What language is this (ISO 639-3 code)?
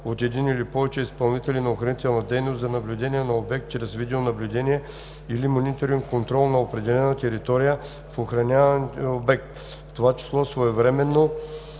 bul